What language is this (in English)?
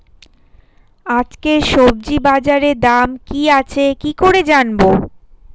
Bangla